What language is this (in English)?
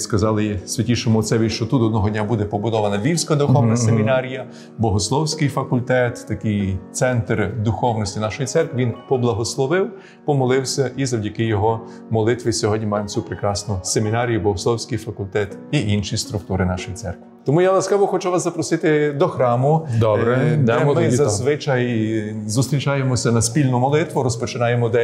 Ukrainian